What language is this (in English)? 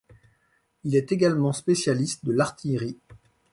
French